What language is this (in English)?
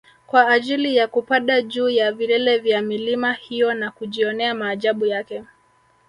Swahili